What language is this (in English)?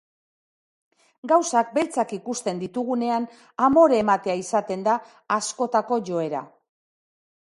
Basque